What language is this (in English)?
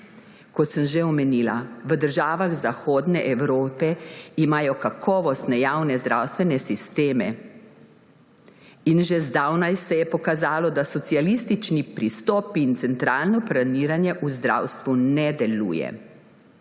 Slovenian